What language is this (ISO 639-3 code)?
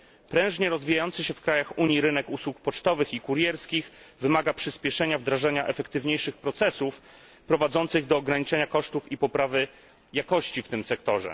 pol